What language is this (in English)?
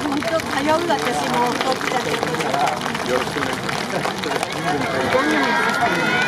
Japanese